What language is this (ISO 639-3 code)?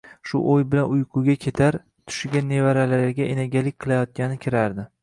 uzb